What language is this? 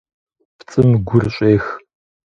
Kabardian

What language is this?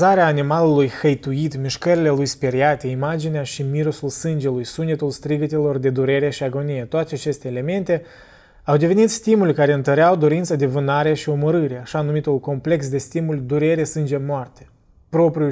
Romanian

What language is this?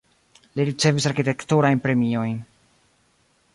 Esperanto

